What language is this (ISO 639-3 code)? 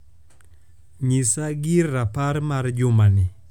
luo